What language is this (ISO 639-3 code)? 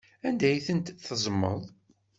kab